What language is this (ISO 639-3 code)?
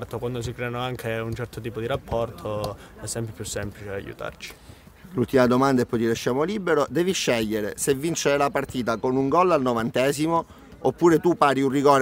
ita